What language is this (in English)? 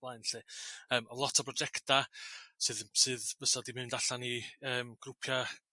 Welsh